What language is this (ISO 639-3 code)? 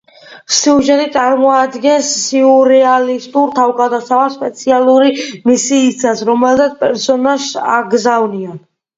kat